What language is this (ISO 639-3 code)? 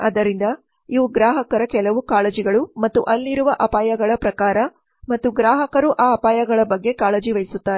kan